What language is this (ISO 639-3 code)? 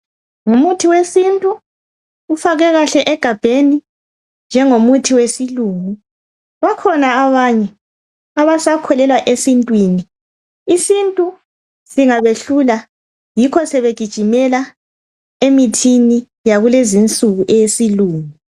nde